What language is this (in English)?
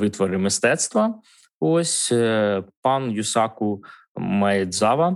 Ukrainian